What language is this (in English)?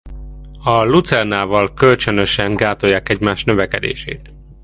Hungarian